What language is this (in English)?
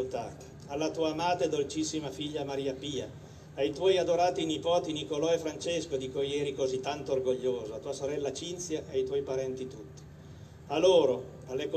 Italian